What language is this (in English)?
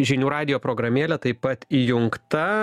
Lithuanian